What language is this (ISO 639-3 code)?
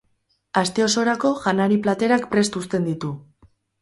eus